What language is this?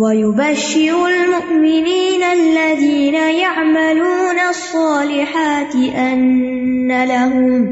Urdu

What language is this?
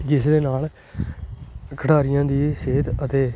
Punjabi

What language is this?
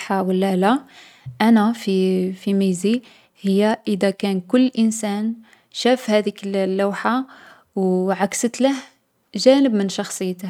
Algerian Arabic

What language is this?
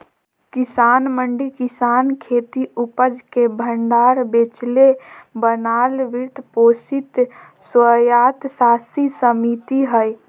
Magahi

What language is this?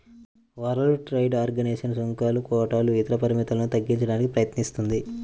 Telugu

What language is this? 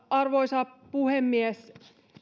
Finnish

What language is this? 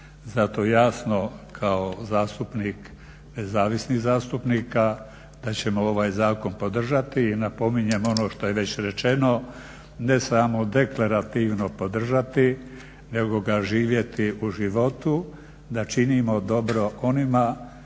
Croatian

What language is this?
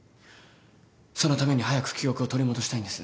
Japanese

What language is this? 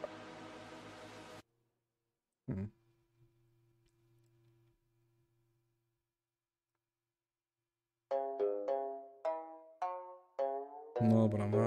Polish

